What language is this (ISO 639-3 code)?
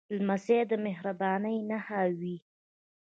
pus